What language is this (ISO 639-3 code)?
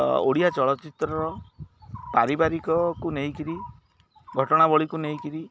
ori